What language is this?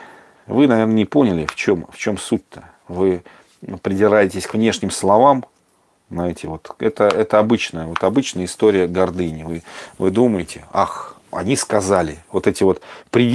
Russian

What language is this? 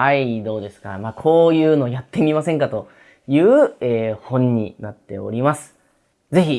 Japanese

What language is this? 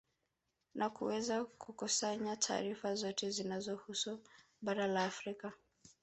Swahili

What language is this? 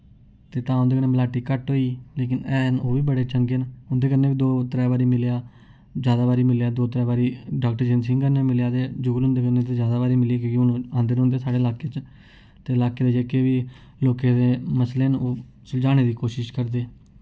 Dogri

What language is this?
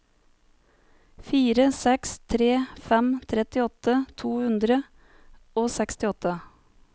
Norwegian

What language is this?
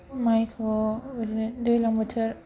Bodo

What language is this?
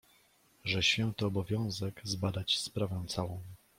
Polish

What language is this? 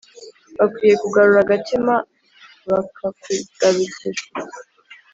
Kinyarwanda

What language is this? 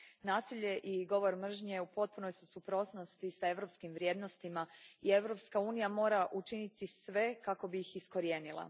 Croatian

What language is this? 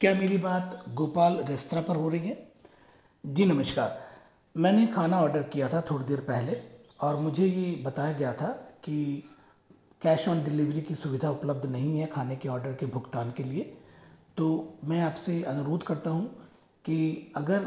Hindi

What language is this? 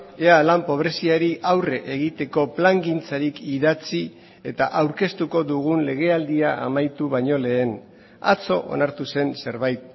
Basque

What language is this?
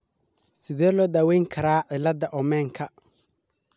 Somali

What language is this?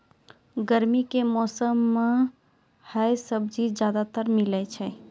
Maithili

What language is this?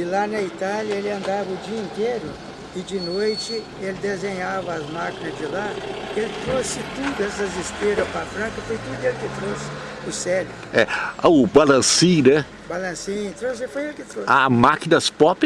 Portuguese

